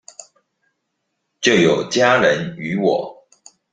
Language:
Chinese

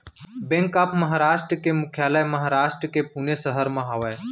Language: Chhattisgarhi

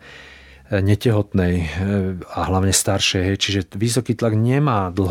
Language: Slovak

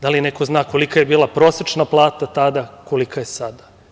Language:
Serbian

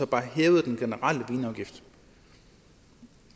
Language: Danish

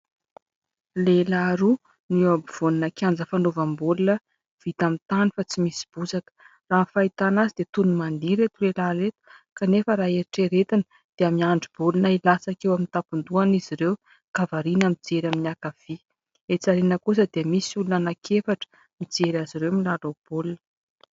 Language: Malagasy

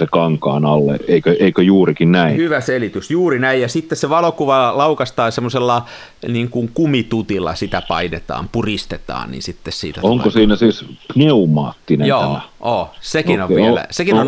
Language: Finnish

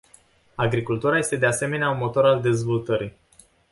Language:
Romanian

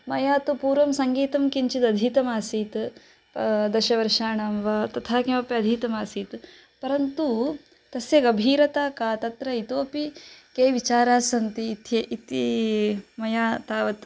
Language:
Sanskrit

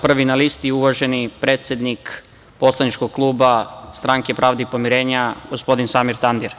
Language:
Serbian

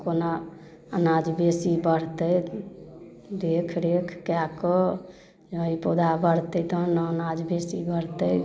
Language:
Maithili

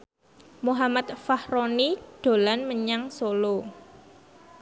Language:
Javanese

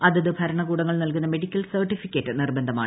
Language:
Malayalam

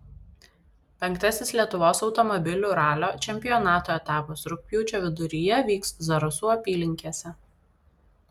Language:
Lithuanian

